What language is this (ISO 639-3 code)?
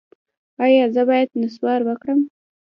pus